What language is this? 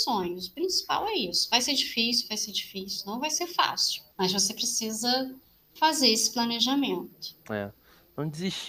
Portuguese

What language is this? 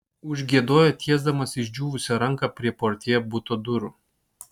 Lithuanian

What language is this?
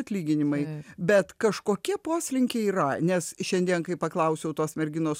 Lithuanian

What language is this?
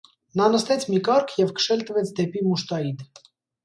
Armenian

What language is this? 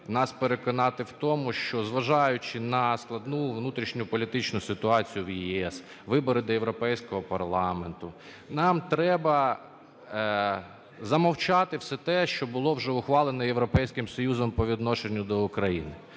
Ukrainian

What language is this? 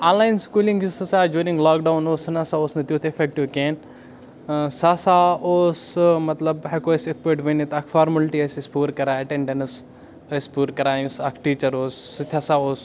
Kashmiri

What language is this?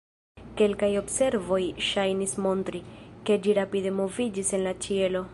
Esperanto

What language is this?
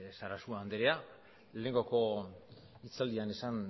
Basque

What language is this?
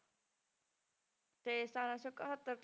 Punjabi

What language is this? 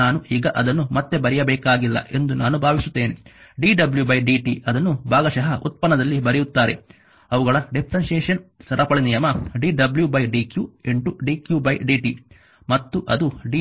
Kannada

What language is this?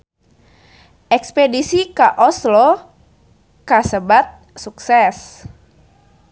Sundanese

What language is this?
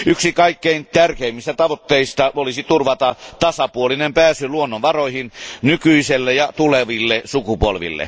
Finnish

